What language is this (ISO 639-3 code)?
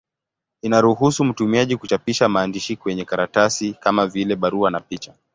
swa